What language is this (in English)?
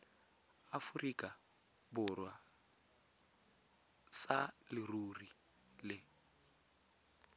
Tswana